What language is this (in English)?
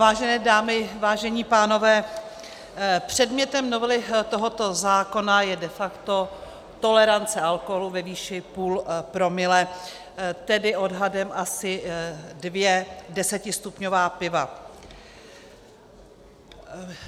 Czech